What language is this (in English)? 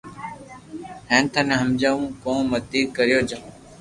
Loarki